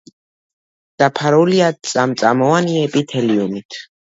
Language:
Georgian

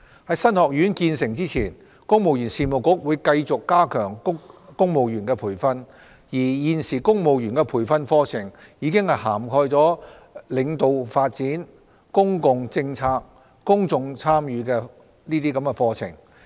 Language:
Cantonese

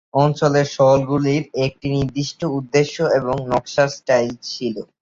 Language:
Bangla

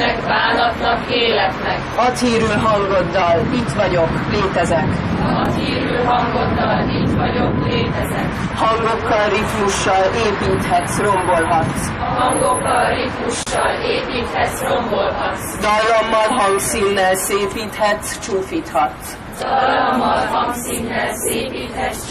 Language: Hungarian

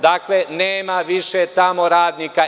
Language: Serbian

